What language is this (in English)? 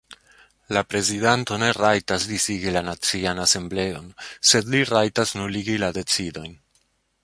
Esperanto